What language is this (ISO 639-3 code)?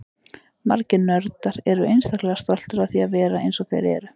isl